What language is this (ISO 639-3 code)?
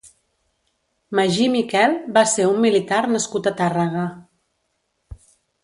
cat